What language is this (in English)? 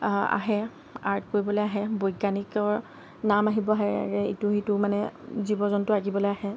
Assamese